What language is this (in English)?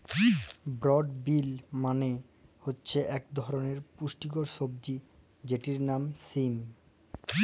Bangla